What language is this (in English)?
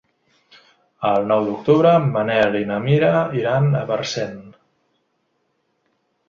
Catalan